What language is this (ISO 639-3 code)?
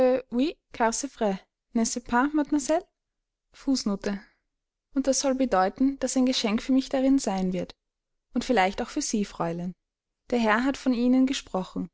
deu